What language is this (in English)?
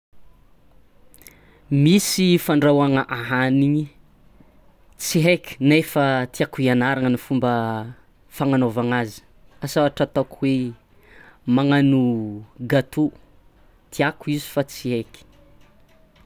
Tsimihety Malagasy